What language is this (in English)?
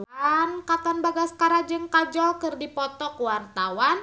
Sundanese